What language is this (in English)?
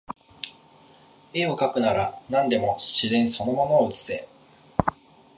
Japanese